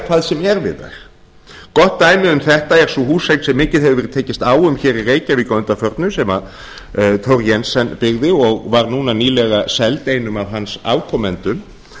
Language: Icelandic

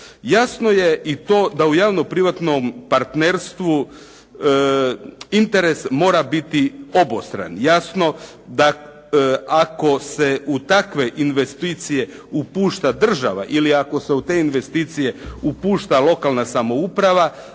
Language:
Croatian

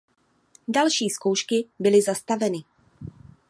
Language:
Czech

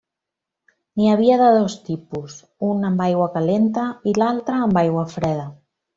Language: Catalan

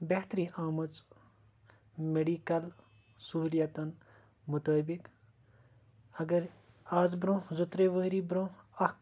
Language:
Kashmiri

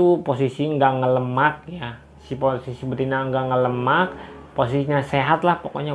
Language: Indonesian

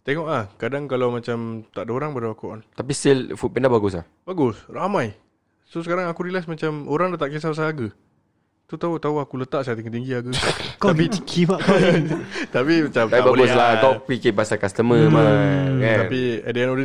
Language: Malay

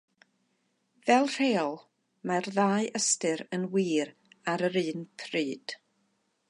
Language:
Welsh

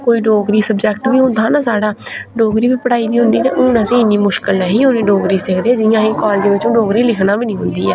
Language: Dogri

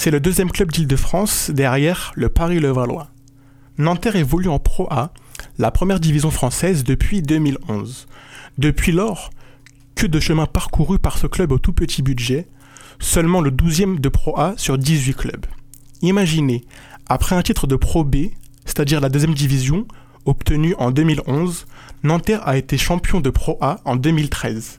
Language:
French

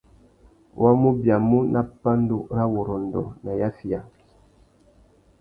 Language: Tuki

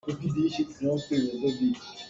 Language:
Hakha Chin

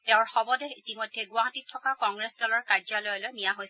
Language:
Assamese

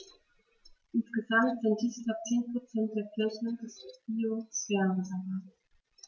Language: German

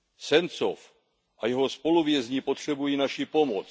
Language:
Czech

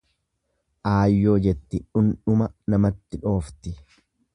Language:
Oromo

